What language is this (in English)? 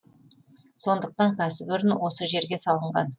Kazakh